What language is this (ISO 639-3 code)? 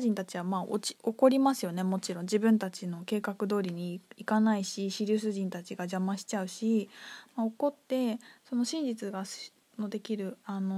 jpn